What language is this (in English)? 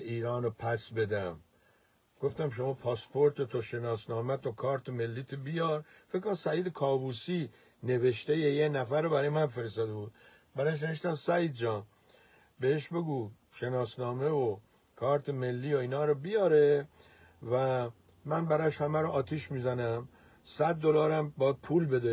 Persian